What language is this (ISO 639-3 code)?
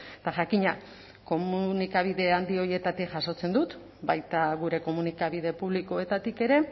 eus